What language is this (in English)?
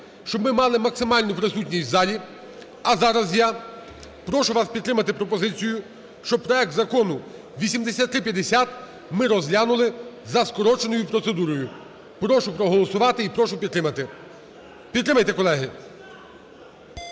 Ukrainian